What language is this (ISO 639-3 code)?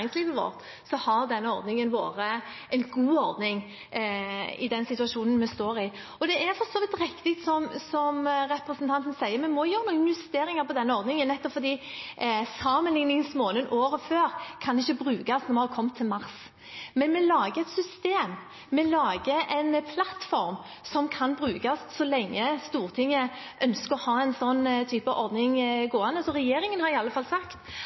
nob